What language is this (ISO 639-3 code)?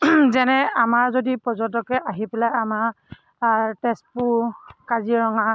asm